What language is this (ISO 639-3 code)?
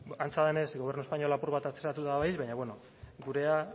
eus